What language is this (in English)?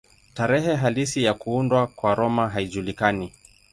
Swahili